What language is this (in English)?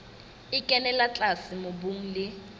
Southern Sotho